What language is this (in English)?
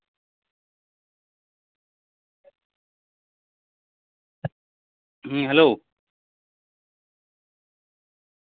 Santali